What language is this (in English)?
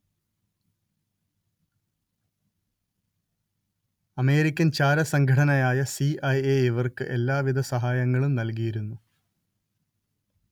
Malayalam